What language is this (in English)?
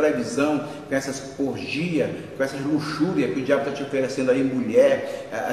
Portuguese